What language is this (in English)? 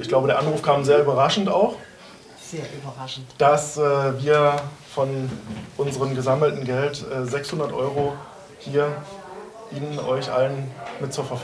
German